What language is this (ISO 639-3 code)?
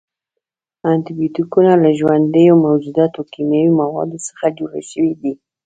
pus